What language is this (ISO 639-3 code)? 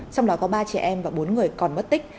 vie